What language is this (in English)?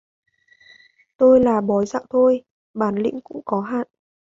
Vietnamese